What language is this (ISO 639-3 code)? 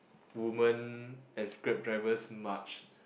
eng